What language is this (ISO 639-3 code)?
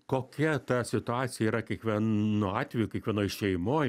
lit